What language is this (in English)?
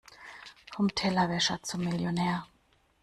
German